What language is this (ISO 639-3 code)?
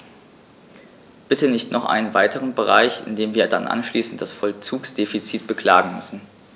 deu